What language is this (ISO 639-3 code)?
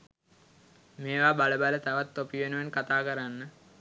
sin